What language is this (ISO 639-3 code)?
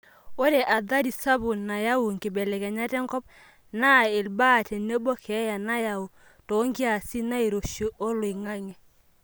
mas